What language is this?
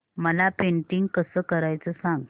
Marathi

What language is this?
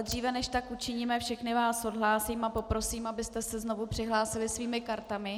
Czech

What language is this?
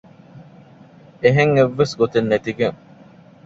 Divehi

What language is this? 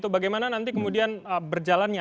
Indonesian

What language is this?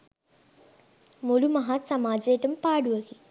Sinhala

